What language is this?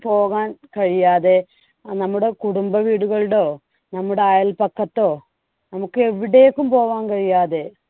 Malayalam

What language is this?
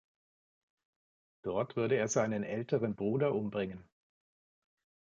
German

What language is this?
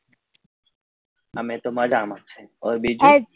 Gujarati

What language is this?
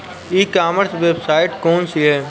Bhojpuri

